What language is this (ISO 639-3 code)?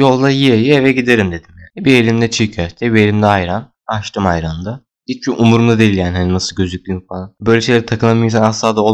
tur